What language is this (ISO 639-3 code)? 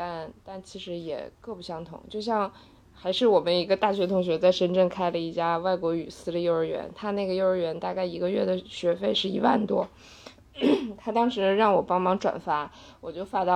zho